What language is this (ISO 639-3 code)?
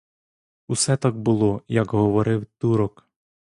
ukr